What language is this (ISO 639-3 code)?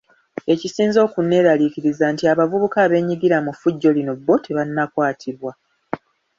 lug